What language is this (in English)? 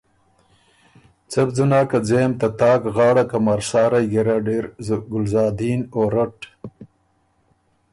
Ormuri